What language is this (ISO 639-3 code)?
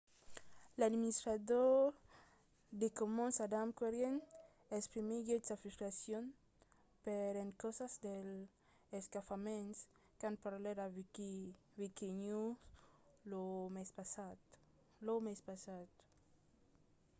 oci